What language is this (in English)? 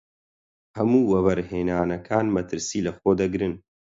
Central Kurdish